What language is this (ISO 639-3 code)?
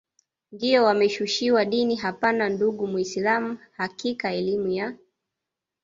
swa